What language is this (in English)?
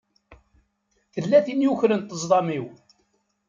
Kabyle